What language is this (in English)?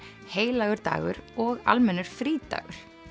Icelandic